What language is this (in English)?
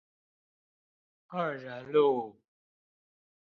Chinese